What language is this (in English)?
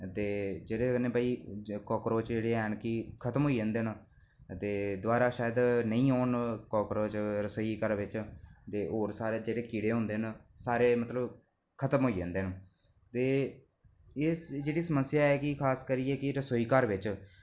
Dogri